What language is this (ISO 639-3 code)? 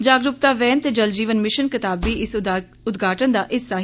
doi